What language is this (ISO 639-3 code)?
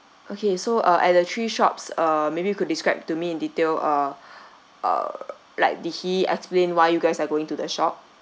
eng